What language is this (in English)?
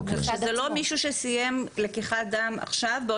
Hebrew